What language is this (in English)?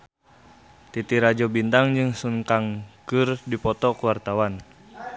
Sundanese